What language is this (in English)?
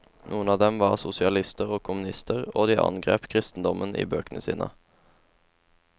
Norwegian